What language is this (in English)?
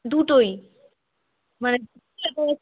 Bangla